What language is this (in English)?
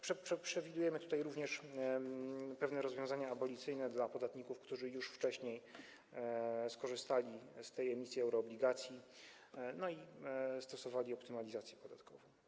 Polish